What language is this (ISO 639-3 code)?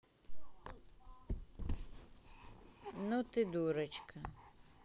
rus